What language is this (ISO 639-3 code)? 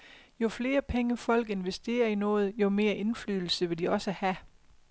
dan